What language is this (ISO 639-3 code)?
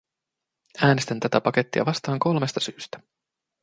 fin